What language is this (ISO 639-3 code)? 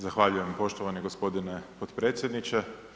hrv